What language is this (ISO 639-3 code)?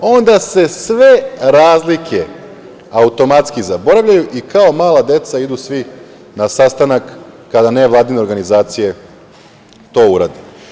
srp